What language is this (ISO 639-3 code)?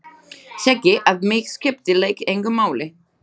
isl